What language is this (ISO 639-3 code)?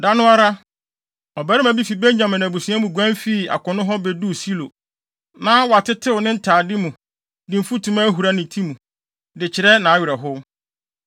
aka